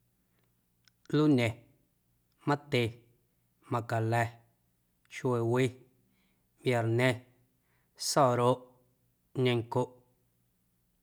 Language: Guerrero Amuzgo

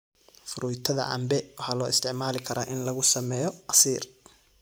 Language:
Somali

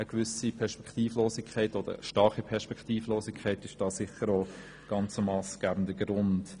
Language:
Swiss German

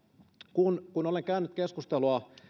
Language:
Finnish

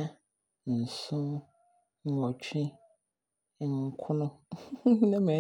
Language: Abron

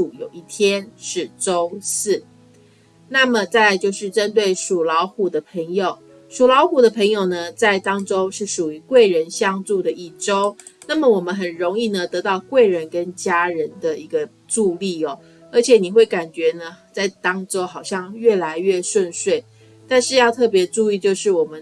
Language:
Chinese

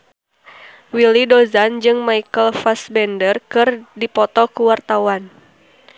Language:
Sundanese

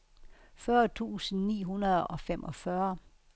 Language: Danish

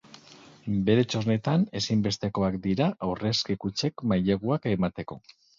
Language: Basque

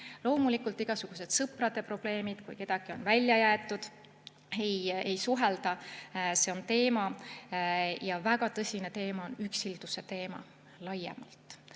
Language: Estonian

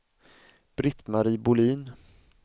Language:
Swedish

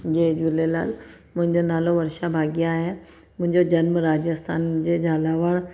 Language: Sindhi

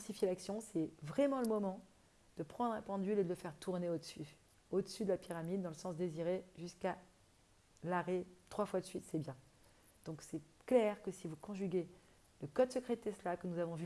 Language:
French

